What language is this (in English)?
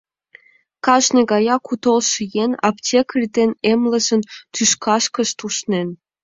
Mari